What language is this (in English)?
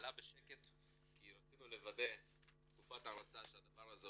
Hebrew